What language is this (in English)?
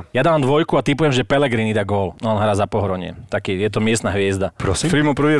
Slovak